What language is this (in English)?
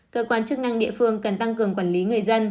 Vietnamese